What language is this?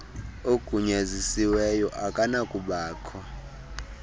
Xhosa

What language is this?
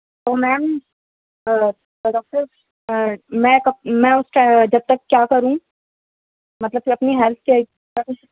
Urdu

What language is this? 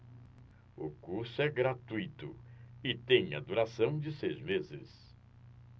Portuguese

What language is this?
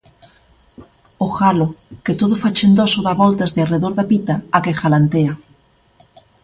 Galician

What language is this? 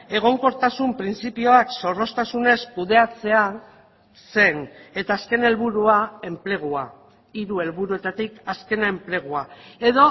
Basque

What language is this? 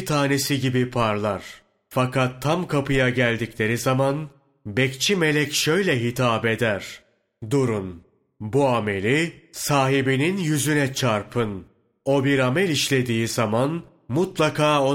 Turkish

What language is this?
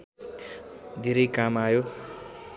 Nepali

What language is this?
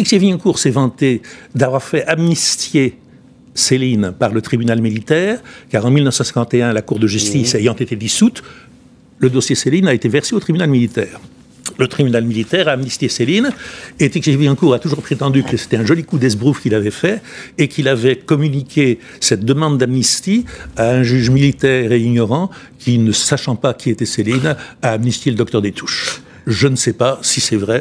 French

